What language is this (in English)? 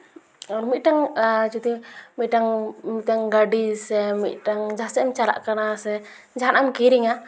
Santali